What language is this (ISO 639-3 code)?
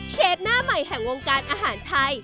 tha